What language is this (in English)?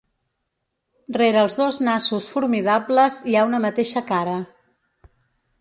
Catalan